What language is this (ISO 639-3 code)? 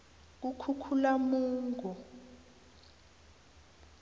nbl